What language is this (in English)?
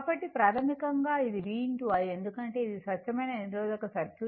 Telugu